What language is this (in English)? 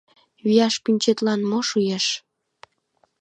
Mari